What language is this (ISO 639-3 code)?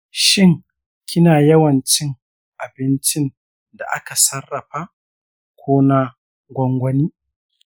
hau